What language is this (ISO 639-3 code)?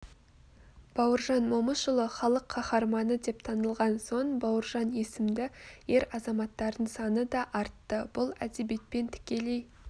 kaz